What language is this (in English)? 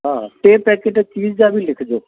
Sindhi